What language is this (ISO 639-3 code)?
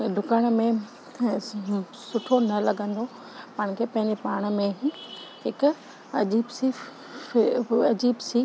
snd